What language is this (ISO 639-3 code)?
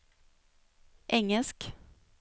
swe